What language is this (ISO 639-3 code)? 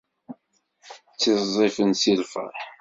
kab